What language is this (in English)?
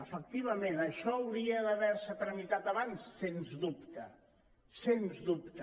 Catalan